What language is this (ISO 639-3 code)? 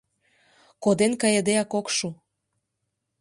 chm